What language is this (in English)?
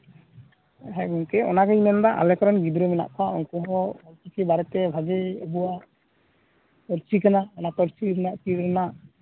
Santali